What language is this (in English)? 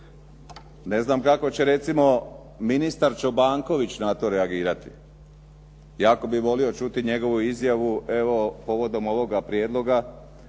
Croatian